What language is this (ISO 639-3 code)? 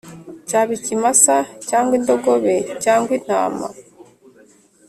kin